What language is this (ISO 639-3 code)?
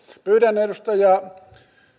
fin